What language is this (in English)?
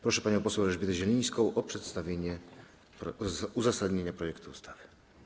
Polish